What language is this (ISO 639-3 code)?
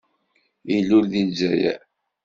kab